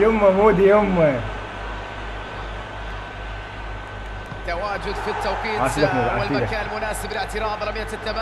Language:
Arabic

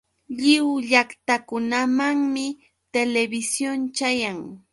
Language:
Yauyos Quechua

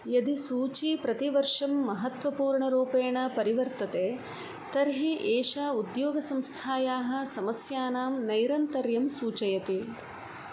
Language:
Sanskrit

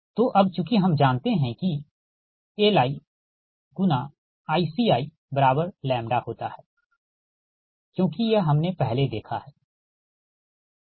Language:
Hindi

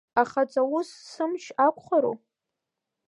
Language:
Abkhazian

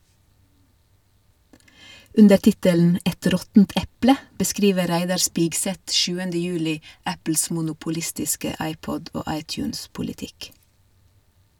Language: Norwegian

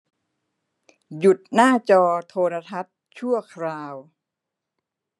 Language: Thai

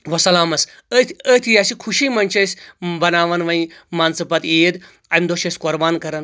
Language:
Kashmiri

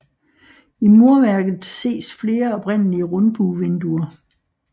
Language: Danish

